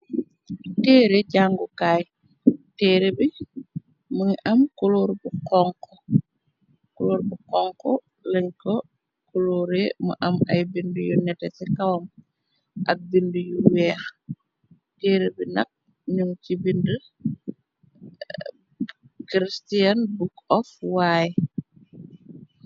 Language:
Wolof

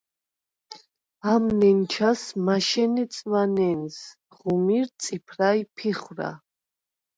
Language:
Svan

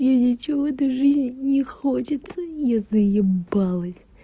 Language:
Russian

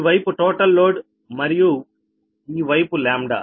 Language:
Telugu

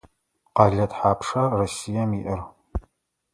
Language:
Adyghe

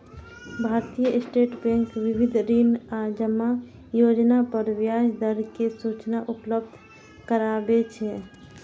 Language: Maithili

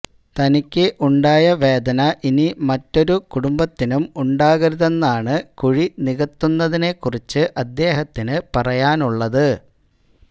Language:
Malayalam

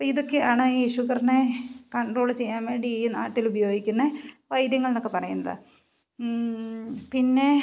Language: Malayalam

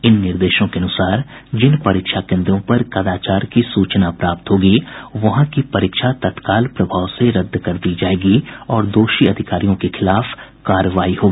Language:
Hindi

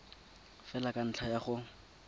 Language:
Tswana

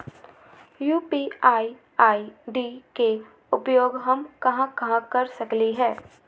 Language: Magahi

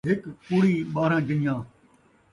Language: Saraiki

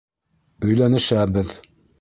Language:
Bashkir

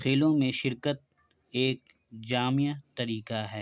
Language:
Urdu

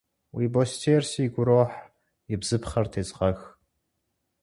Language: Kabardian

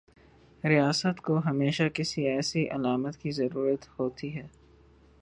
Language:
Urdu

